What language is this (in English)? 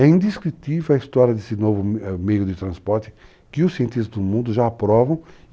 Portuguese